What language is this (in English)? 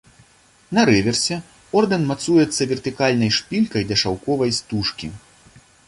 Belarusian